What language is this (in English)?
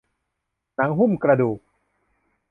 Thai